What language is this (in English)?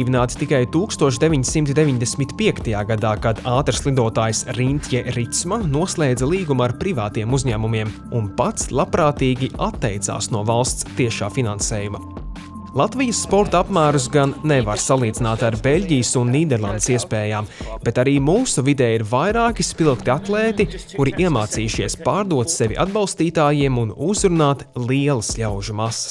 Latvian